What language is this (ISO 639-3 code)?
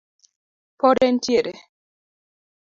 luo